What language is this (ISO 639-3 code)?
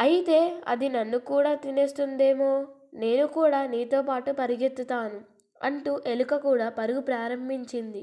tel